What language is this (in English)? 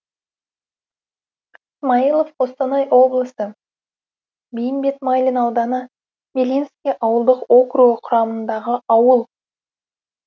Kazakh